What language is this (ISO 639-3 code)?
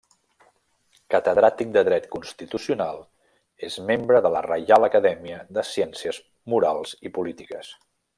cat